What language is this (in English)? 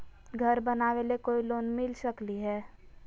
Magahi